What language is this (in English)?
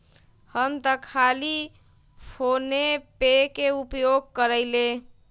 Magahi